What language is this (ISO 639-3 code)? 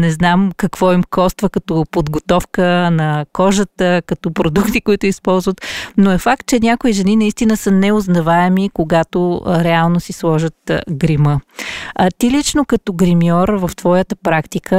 bul